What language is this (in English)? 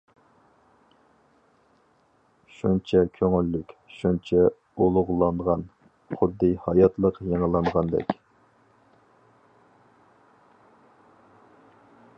Uyghur